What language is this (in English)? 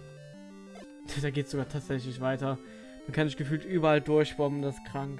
German